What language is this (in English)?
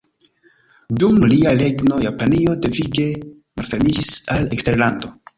Esperanto